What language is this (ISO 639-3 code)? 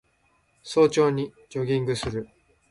jpn